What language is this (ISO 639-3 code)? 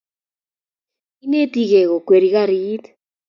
kln